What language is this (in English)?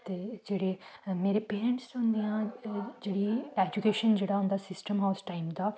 Dogri